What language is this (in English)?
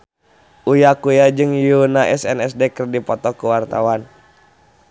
Sundanese